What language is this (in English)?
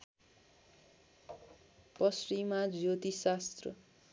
Nepali